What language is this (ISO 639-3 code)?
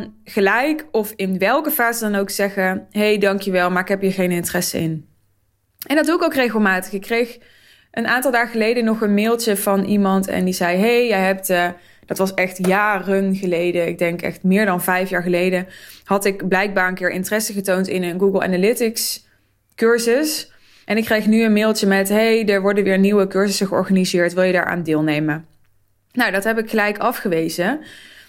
nld